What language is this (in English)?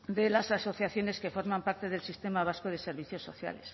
Spanish